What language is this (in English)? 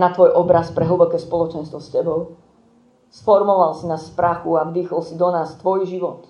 Slovak